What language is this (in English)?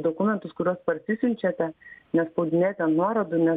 Lithuanian